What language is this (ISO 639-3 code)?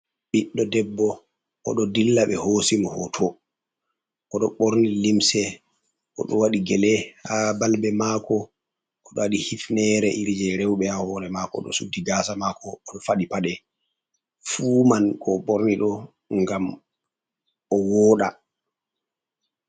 ful